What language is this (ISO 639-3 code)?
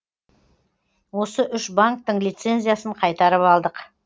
kaz